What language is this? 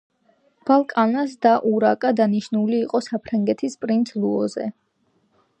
Georgian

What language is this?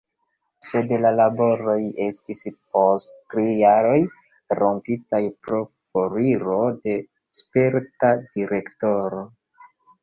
Esperanto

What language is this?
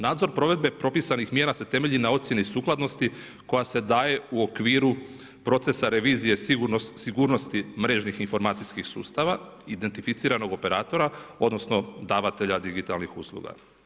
Croatian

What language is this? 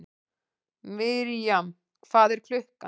Icelandic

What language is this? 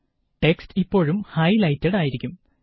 Malayalam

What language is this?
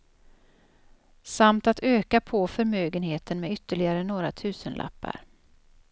Swedish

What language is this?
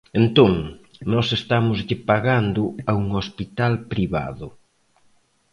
Galician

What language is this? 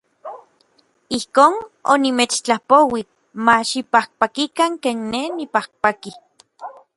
Orizaba Nahuatl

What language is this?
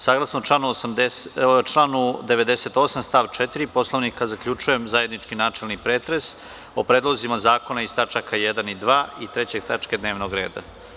Serbian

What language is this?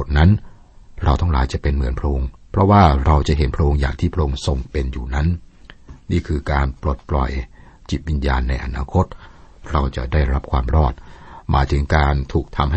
Thai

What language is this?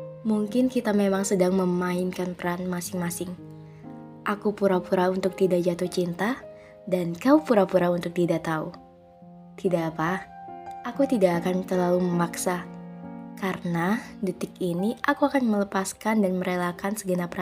Indonesian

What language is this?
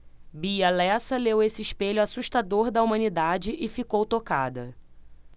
Portuguese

